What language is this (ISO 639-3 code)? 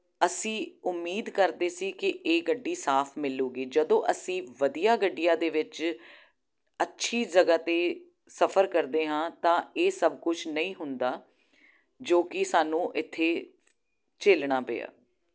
pan